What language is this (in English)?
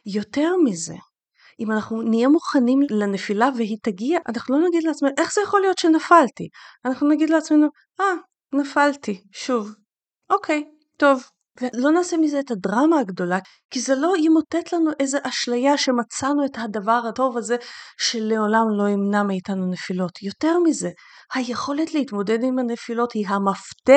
Hebrew